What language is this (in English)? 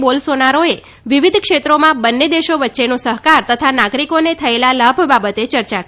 Gujarati